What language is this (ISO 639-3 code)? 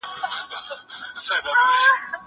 pus